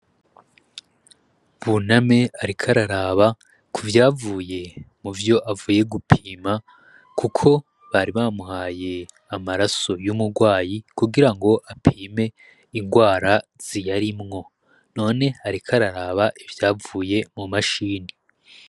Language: Rundi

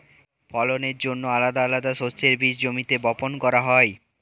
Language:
Bangla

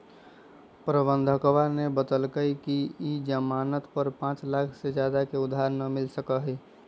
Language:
Magahi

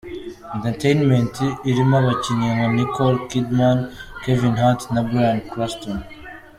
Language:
Kinyarwanda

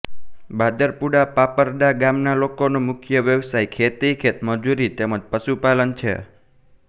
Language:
Gujarati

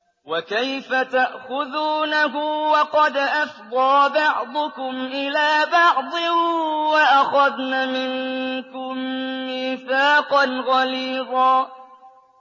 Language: Arabic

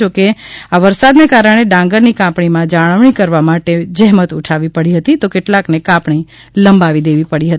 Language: Gujarati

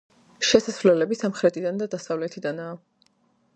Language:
Georgian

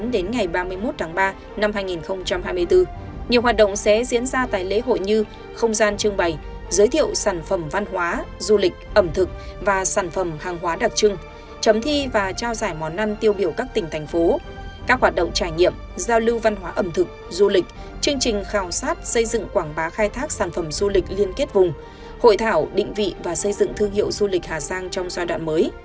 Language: Vietnamese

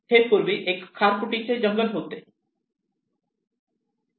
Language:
Marathi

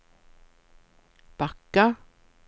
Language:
Swedish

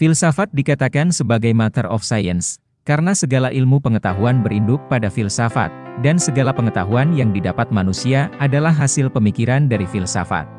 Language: Indonesian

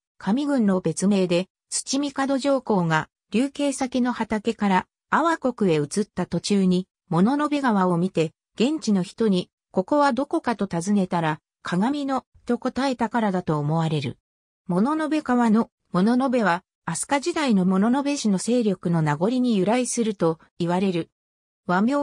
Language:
Japanese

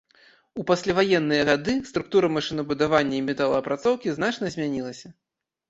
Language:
Belarusian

